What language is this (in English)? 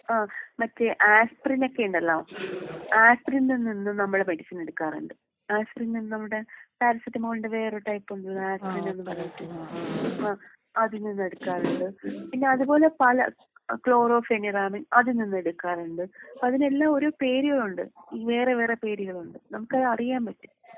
Malayalam